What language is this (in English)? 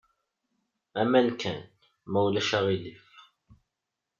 Kabyle